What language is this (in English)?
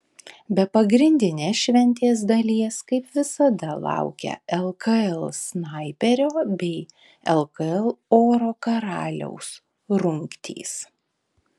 Lithuanian